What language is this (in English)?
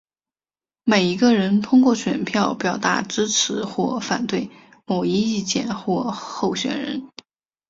Chinese